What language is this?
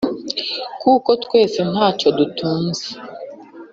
Kinyarwanda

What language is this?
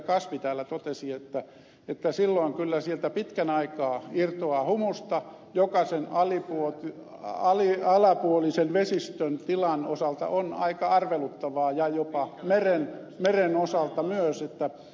Finnish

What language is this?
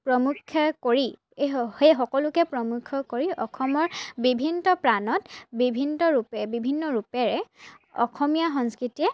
Assamese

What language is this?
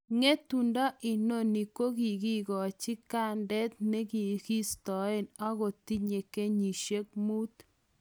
Kalenjin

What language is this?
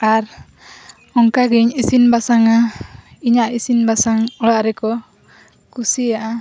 Santali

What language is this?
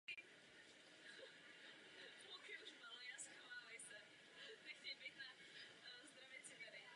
Czech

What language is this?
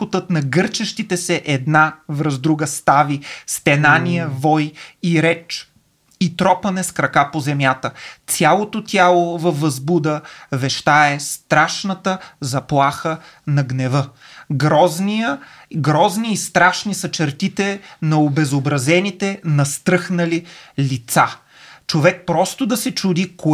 Bulgarian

